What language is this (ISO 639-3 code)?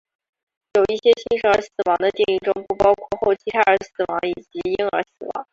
zho